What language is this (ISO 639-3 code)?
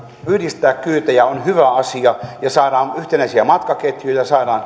fin